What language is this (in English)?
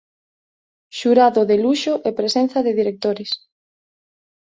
Galician